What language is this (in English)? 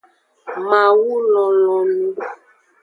Aja (Benin)